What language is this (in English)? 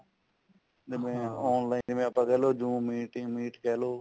Punjabi